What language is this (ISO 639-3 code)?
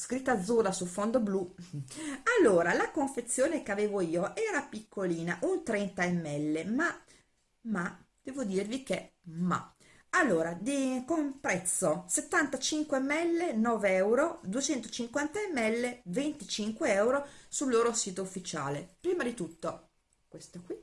ita